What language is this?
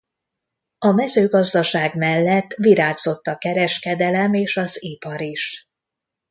Hungarian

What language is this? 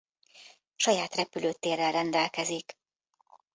Hungarian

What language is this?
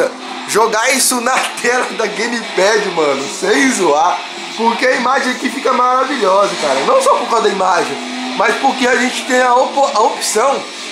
Portuguese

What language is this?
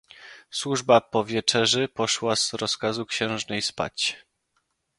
Polish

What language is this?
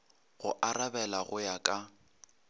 Northern Sotho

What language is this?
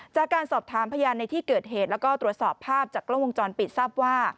Thai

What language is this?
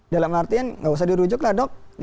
Indonesian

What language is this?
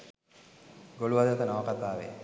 Sinhala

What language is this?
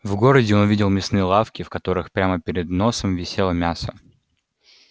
Russian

